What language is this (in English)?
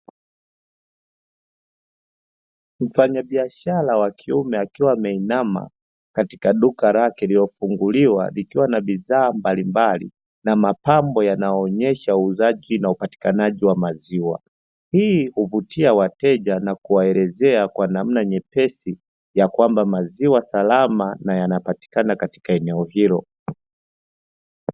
Swahili